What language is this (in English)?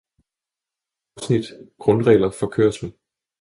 Danish